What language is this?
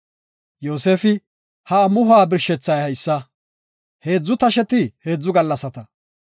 Gofa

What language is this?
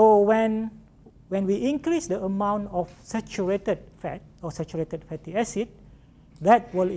English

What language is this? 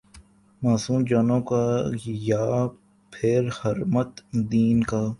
Urdu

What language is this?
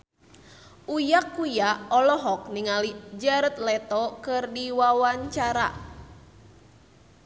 Sundanese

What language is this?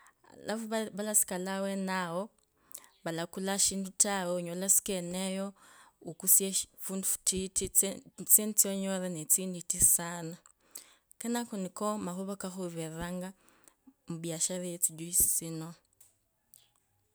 Kabras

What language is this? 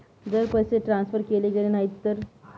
Marathi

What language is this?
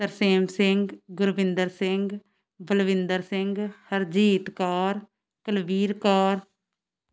Punjabi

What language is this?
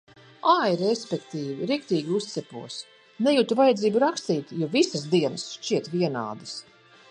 Latvian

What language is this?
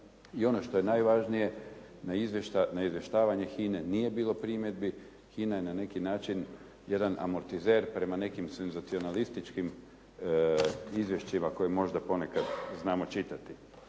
Croatian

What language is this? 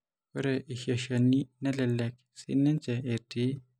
Masai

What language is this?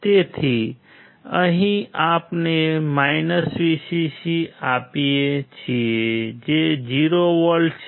Gujarati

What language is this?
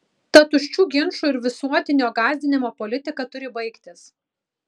Lithuanian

